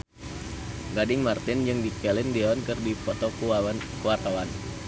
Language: Sundanese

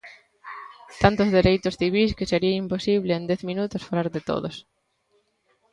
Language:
Galician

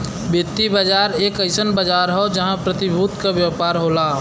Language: Bhojpuri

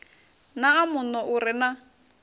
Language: Venda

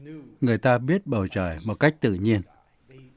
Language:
Vietnamese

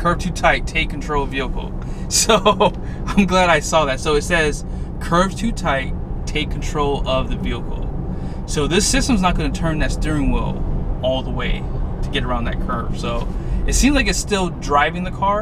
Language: English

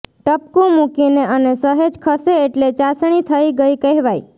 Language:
Gujarati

